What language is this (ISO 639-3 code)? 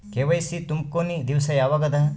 kan